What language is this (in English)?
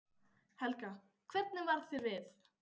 Icelandic